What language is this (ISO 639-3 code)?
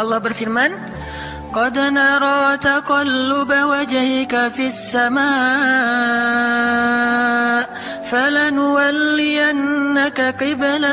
ind